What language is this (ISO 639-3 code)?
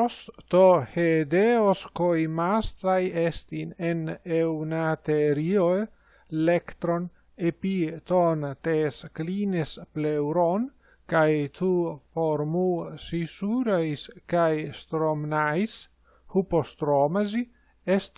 ell